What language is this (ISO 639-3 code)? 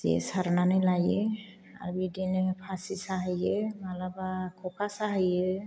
brx